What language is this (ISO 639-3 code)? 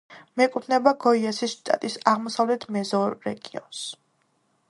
kat